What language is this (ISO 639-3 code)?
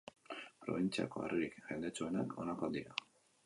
eus